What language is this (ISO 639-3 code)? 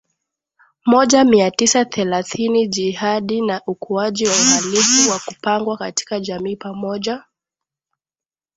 swa